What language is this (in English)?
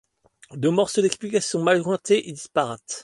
French